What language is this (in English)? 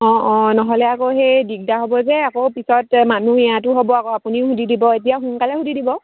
Assamese